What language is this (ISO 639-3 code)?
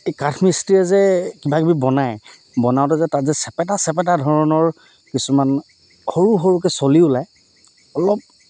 asm